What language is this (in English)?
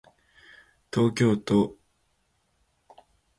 Japanese